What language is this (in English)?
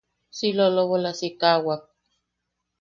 Yaqui